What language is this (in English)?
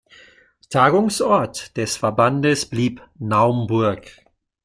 German